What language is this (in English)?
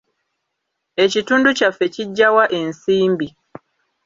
Ganda